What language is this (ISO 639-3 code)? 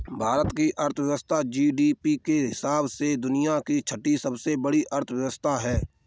hin